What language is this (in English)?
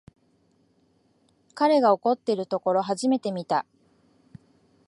Japanese